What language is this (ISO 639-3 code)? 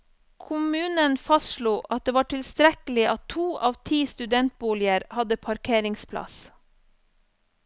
nor